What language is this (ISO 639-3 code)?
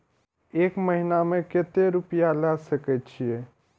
mai